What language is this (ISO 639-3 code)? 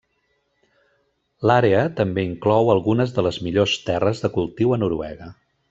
cat